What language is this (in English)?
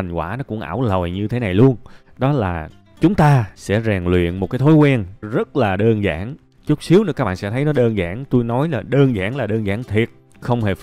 Vietnamese